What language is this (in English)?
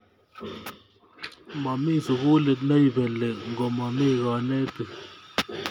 Kalenjin